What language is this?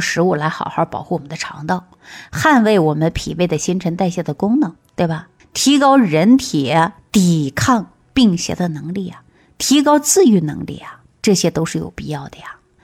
Chinese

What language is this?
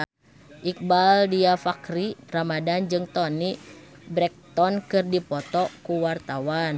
Sundanese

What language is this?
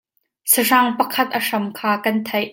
Hakha Chin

